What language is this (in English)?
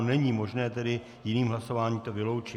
Czech